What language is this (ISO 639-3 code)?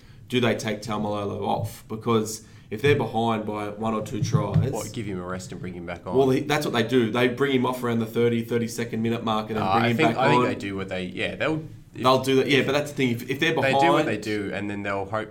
eng